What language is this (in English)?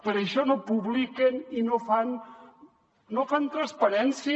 Catalan